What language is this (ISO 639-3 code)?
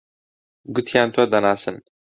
ckb